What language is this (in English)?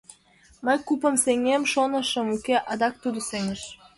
Mari